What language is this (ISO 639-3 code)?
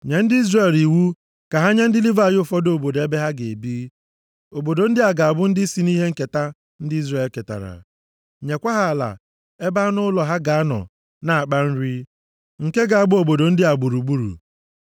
ibo